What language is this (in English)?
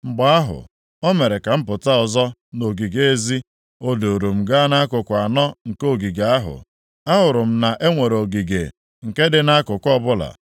Igbo